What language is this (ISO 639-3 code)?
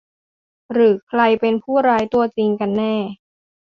tha